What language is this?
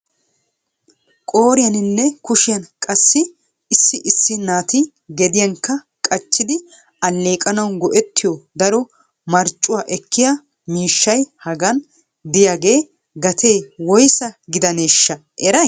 Wolaytta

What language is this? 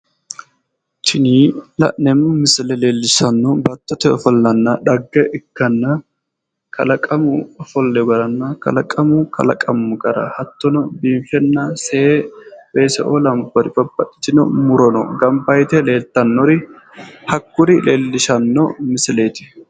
Sidamo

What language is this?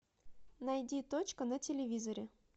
Russian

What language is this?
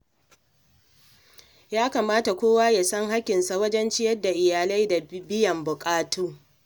Hausa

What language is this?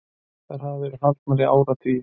Icelandic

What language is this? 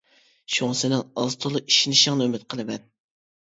Uyghur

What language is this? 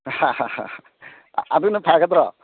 Manipuri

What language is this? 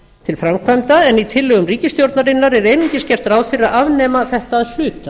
Icelandic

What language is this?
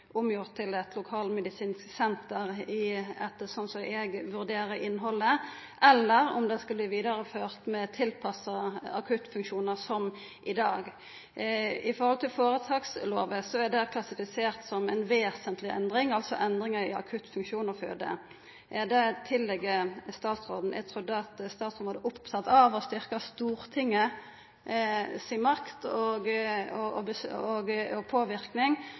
Norwegian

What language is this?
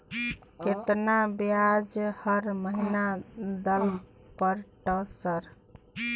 Maithili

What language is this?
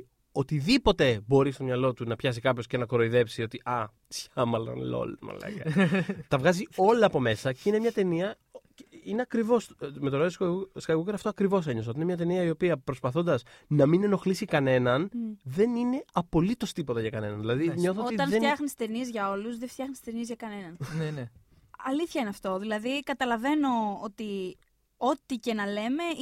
Greek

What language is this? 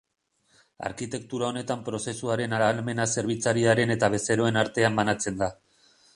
Basque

